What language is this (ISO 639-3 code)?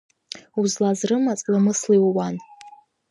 abk